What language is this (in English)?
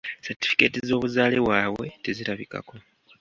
Ganda